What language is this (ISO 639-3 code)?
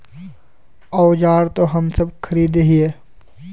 mag